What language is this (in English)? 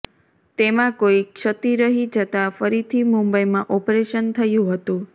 Gujarati